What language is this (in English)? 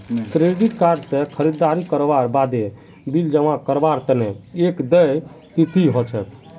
Magahi